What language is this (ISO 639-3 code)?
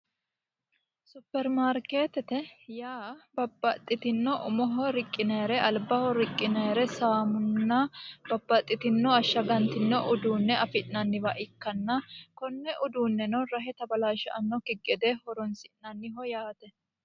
sid